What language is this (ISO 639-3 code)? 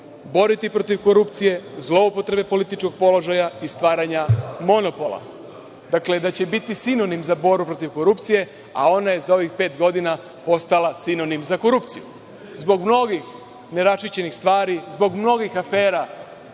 srp